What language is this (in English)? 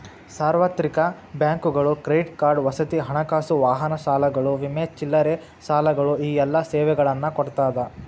Kannada